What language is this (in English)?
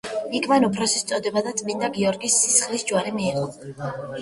Georgian